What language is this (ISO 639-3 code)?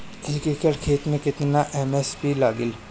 bho